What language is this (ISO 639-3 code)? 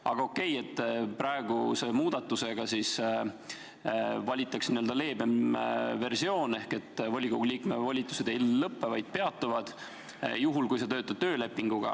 est